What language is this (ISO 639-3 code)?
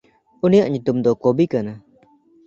sat